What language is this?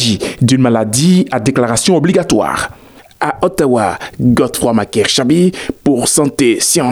French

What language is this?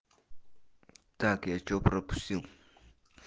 Russian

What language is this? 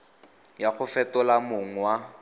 Tswana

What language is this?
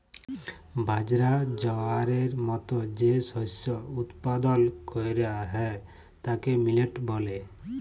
Bangla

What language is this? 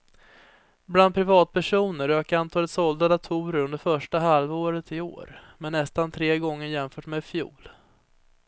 Swedish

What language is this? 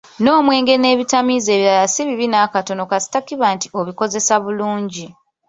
Ganda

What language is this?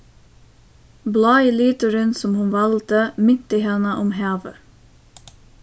Faroese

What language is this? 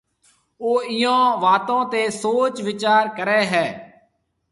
Marwari (Pakistan)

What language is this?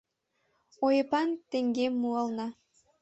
Mari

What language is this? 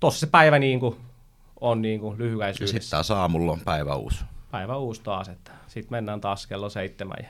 Finnish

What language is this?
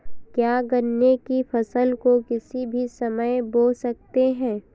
Hindi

